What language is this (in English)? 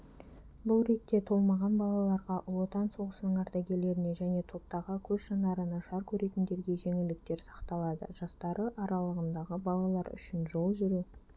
Kazakh